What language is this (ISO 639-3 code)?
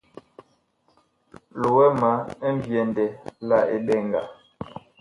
bkh